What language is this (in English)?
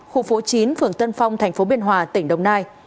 Vietnamese